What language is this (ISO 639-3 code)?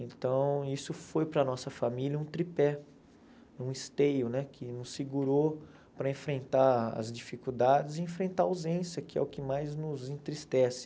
por